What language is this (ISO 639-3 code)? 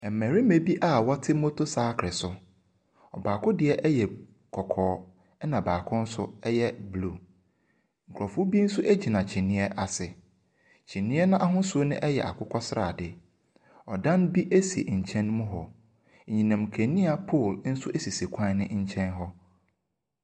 aka